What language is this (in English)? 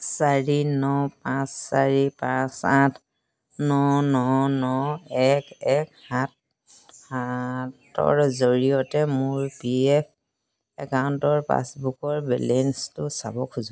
Assamese